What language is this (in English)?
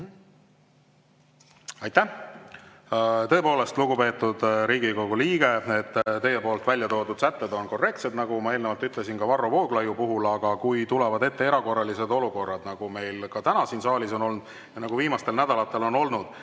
Estonian